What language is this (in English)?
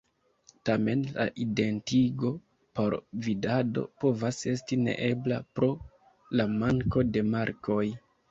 Esperanto